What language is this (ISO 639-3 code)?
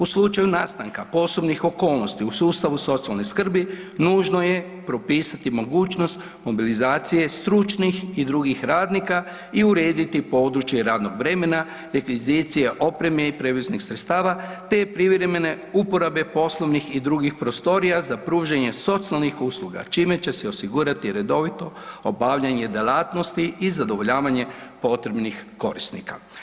hrv